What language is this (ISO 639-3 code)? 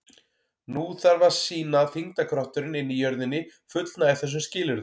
isl